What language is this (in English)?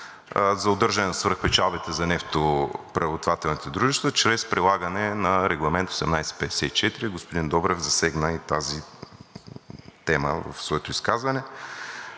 Bulgarian